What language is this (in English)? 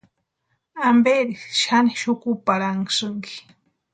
Western Highland Purepecha